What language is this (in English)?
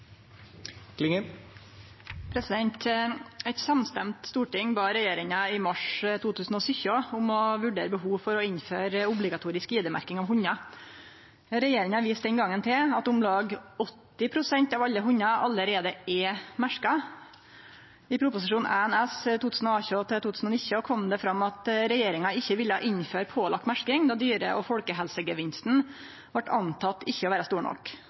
Norwegian Nynorsk